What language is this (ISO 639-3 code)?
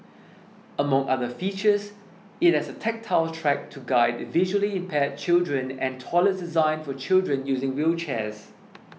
eng